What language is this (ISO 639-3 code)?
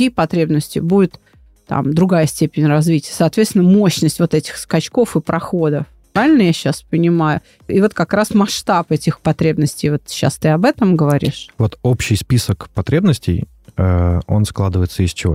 rus